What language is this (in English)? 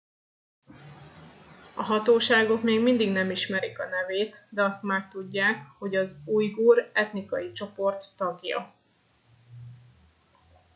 Hungarian